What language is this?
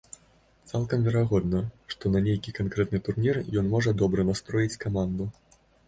Belarusian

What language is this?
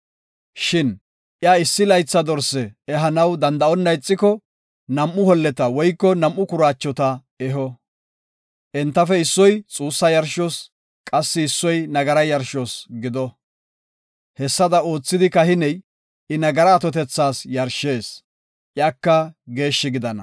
Gofa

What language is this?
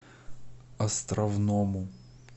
Russian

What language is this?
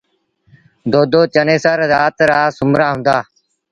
Sindhi Bhil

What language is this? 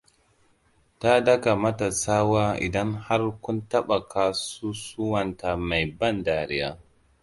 Hausa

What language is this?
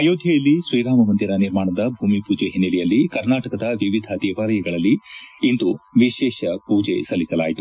Kannada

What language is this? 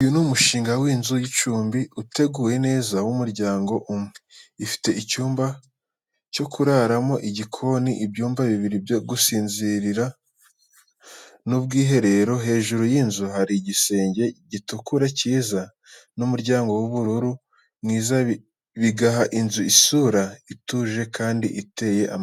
Kinyarwanda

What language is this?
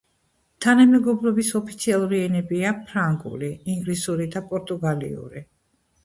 Georgian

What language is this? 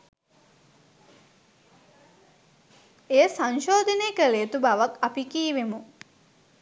Sinhala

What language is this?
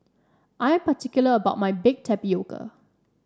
English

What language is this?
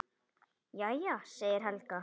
Icelandic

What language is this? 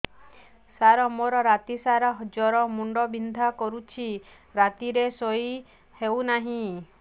Odia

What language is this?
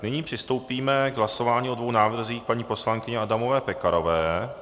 Czech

